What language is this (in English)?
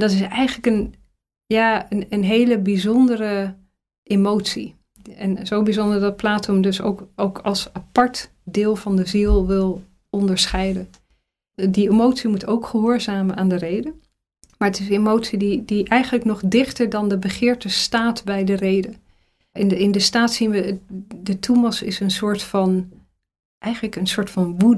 Dutch